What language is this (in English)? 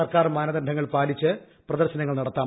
Malayalam